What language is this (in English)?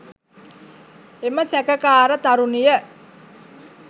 Sinhala